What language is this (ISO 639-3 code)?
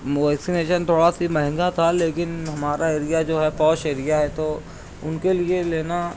urd